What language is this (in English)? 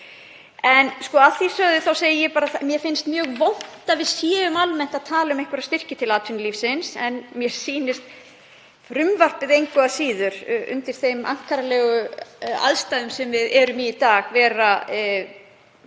Icelandic